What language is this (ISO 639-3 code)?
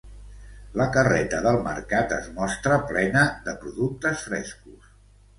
cat